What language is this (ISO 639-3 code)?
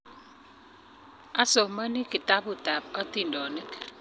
kln